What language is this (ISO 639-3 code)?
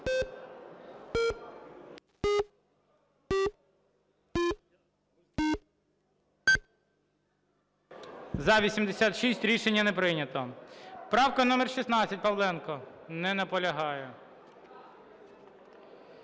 ukr